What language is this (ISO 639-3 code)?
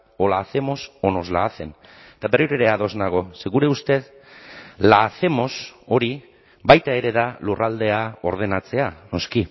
eus